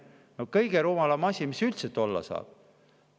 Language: Estonian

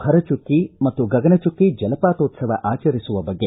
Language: Kannada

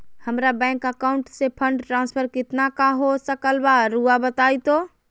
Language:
Magahi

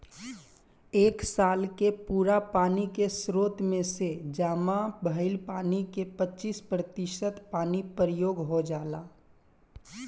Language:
Bhojpuri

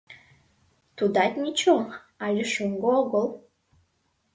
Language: Mari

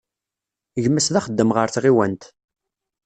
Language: Kabyle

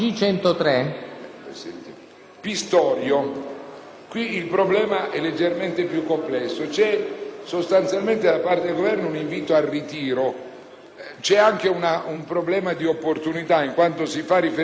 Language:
Italian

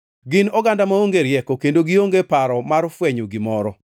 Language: Luo (Kenya and Tanzania)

